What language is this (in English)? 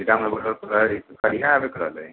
Maithili